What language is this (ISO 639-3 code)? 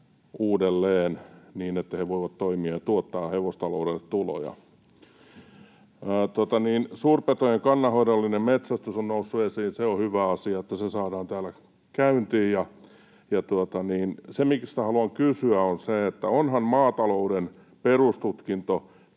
fin